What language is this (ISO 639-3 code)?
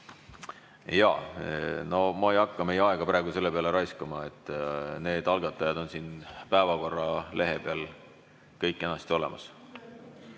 est